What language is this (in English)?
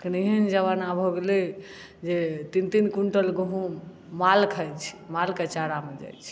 Maithili